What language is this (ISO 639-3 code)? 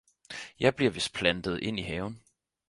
dan